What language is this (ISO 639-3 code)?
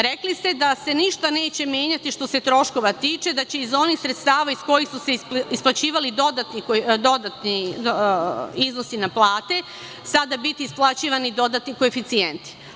srp